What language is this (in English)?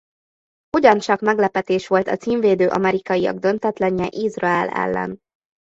Hungarian